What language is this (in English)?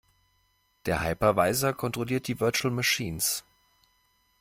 German